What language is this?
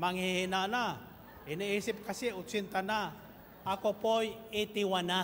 Filipino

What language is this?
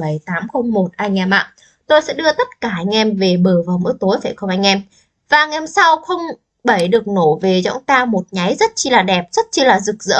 Vietnamese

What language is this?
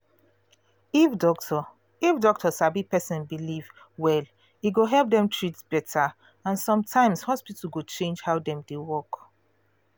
Nigerian Pidgin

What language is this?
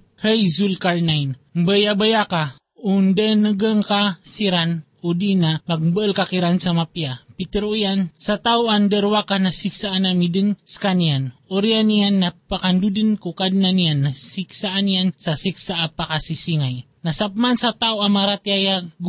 Filipino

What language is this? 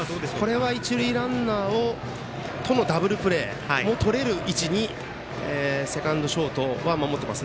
Japanese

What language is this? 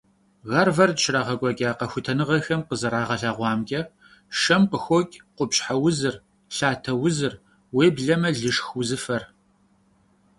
Kabardian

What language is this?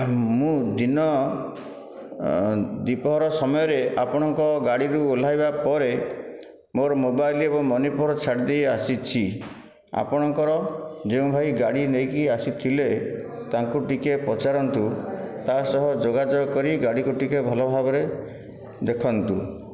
Odia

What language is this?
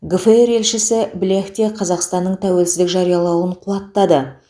Kazakh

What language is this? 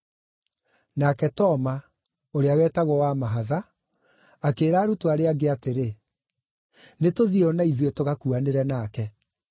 Kikuyu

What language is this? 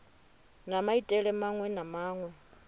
Venda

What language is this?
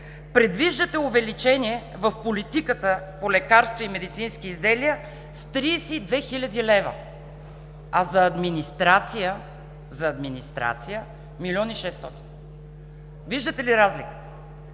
Bulgarian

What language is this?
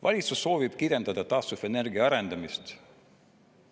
Estonian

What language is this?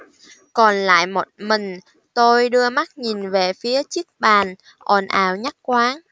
Vietnamese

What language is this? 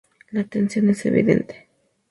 Spanish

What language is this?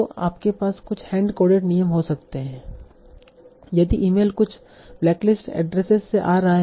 Hindi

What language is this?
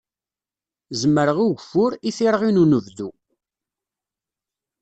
Kabyle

